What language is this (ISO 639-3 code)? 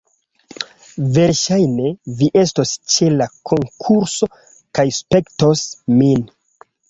epo